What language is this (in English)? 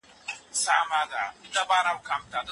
Pashto